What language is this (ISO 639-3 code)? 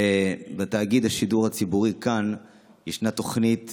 heb